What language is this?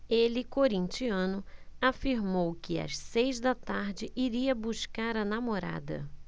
Portuguese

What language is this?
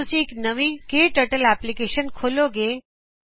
Punjabi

